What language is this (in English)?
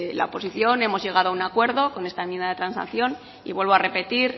Spanish